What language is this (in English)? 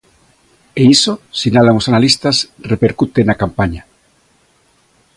Galician